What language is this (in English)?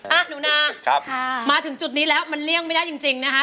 Thai